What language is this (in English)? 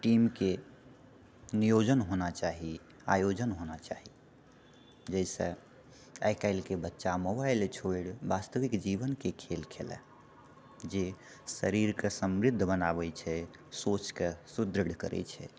Maithili